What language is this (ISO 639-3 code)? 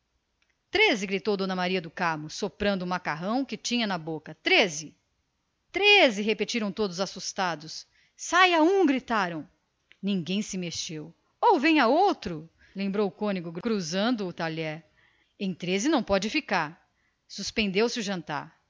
por